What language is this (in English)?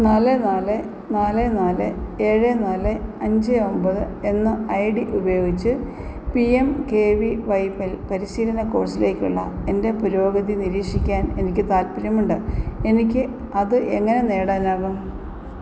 Malayalam